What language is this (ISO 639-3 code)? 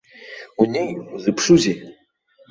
abk